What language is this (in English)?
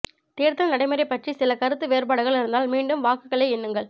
Tamil